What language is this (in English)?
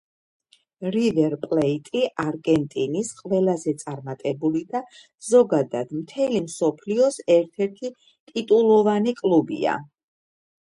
Georgian